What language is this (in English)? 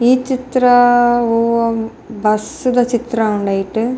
Tulu